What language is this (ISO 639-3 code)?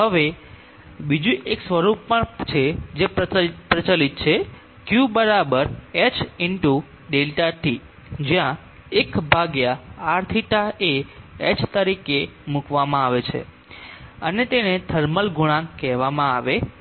guj